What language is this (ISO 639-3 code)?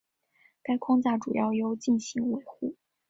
zho